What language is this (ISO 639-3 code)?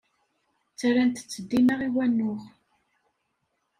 kab